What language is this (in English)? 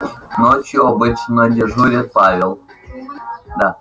Russian